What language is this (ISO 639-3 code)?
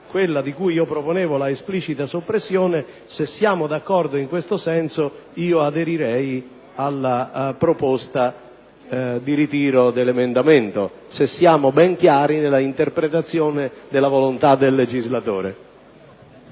ita